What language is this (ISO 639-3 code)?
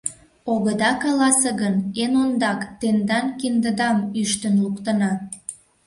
chm